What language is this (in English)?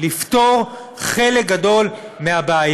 Hebrew